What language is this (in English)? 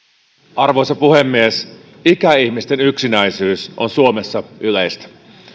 Finnish